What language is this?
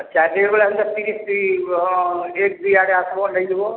Odia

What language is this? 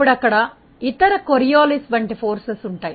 Telugu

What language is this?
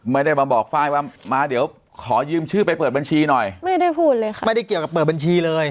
Thai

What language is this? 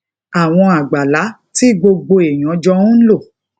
Yoruba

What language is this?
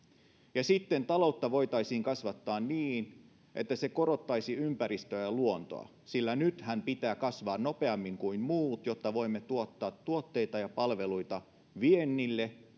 Finnish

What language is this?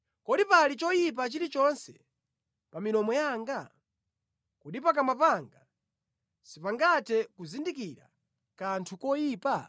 Nyanja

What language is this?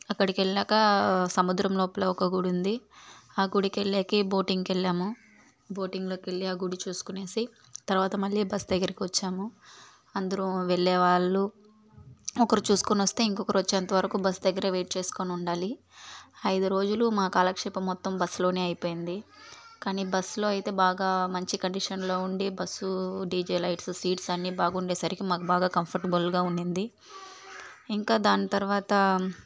Telugu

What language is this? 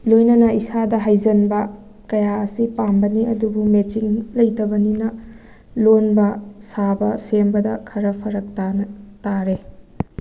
Manipuri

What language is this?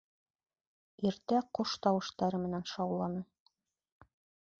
Bashkir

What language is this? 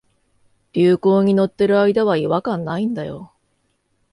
Japanese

